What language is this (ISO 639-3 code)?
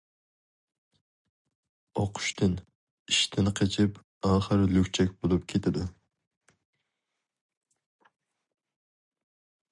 uig